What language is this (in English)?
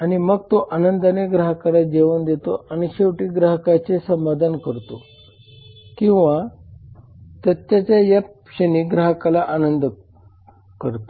Marathi